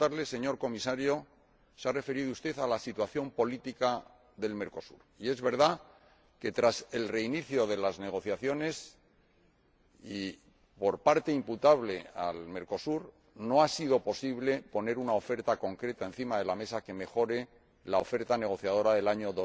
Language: Spanish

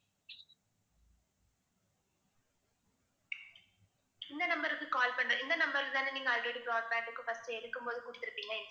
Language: Tamil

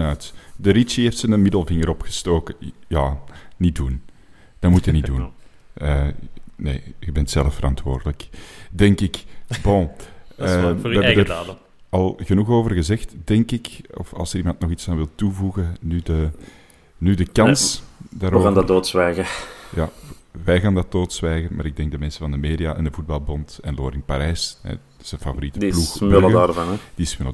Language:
Dutch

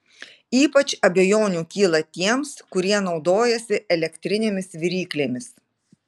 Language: Lithuanian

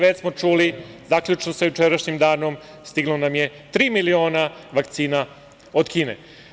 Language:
Serbian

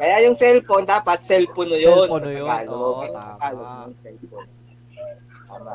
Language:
Filipino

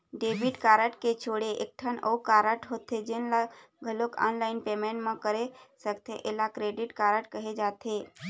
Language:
Chhattisgarhi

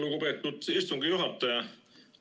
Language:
Estonian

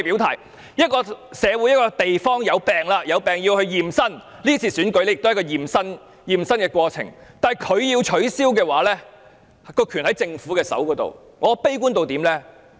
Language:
Cantonese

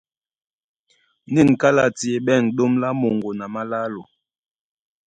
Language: Duala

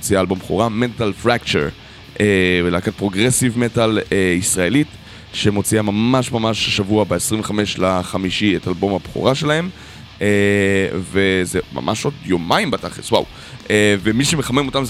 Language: Hebrew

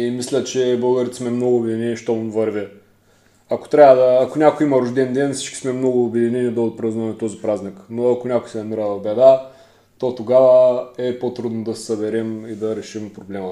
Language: Bulgarian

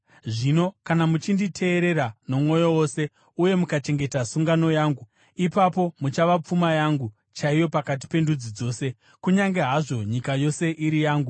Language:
Shona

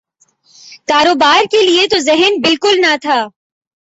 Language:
Urdu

